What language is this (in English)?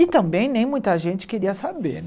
Portuguese